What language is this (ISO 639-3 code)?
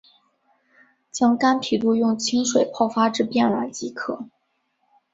zho